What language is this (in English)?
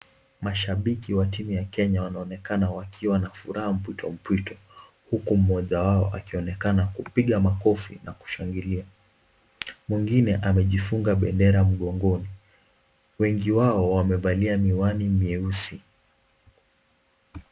Swahili